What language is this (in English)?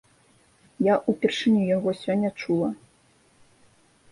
Belarusian